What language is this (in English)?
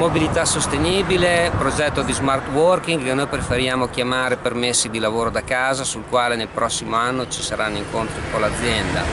Italian